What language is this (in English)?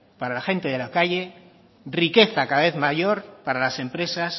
Spanish